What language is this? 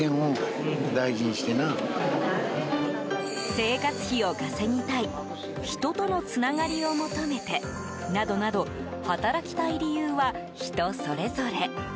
Japanese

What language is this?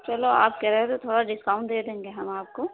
Urdu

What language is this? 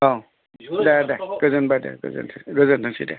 Bodo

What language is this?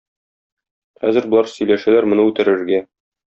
Tatar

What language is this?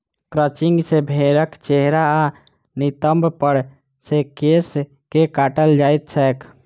Maithili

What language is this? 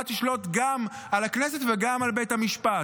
Hebrew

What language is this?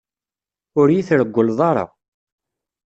Kabyle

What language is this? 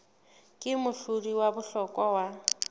Southern Sotho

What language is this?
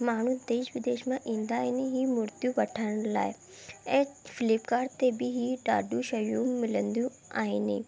Sindhi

